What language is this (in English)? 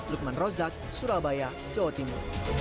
Indonesian